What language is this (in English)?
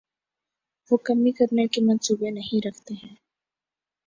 Urdu